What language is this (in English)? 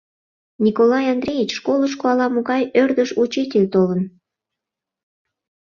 Mari